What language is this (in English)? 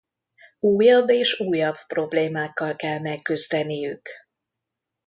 Hungarian